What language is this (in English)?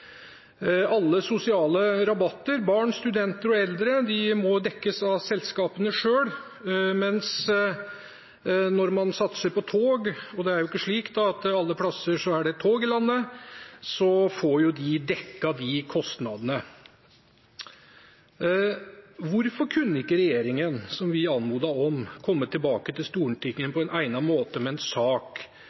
Norwegian Bokmål